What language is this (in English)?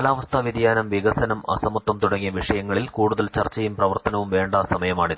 Malayalam